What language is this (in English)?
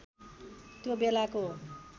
Nepali